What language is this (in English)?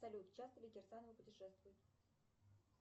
Russian